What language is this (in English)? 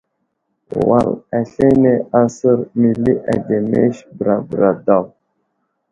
Wuzlam